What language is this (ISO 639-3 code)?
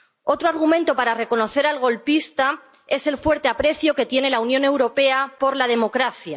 spa